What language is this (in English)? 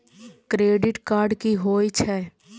Maithili